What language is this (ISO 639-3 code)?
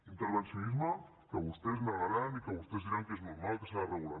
cat